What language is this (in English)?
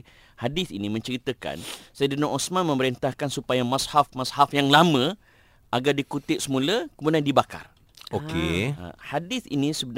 Malay